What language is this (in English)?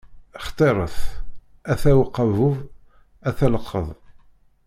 Kabyle